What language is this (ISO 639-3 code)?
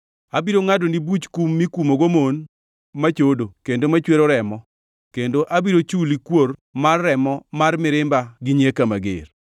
luo